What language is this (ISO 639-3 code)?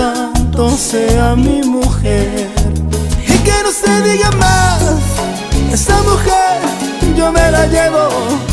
spa